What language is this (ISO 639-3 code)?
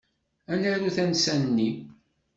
kab